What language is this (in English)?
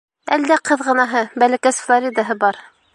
Bashkir